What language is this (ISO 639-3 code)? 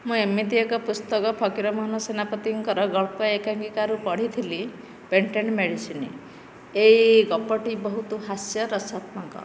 ori